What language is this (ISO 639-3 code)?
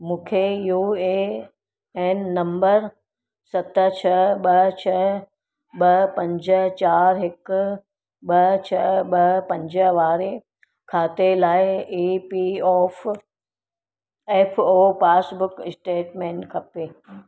snd